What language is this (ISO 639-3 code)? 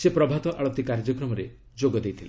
ori